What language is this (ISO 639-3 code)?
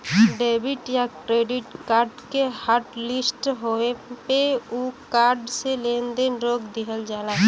bho